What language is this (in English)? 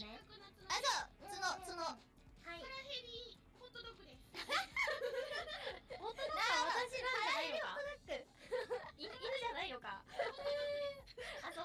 Japanese